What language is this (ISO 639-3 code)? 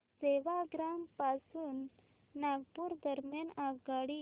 mar